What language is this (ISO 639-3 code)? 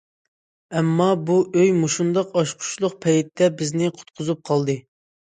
uig